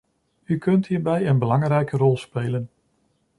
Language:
Dutch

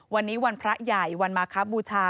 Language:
Thai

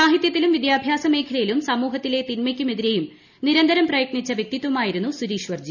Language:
Malayalam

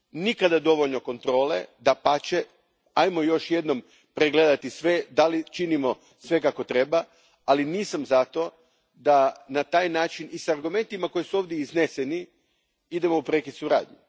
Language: Croatian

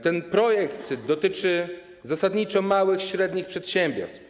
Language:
Polish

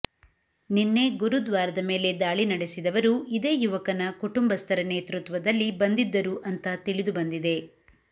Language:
Kannada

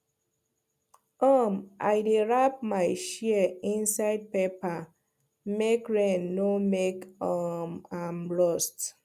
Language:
Nigerian Pidgin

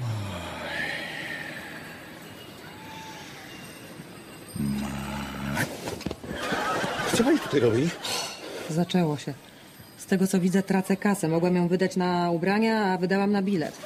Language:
Polish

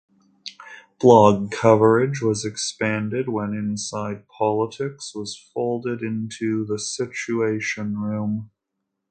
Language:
English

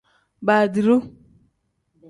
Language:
Tem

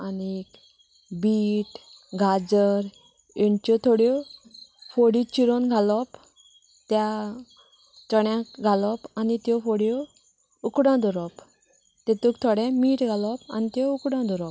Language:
Konkani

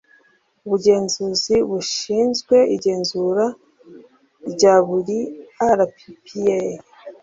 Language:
Kinyarwanda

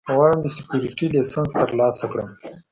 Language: Pashto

